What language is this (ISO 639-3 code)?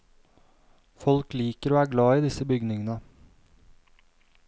nor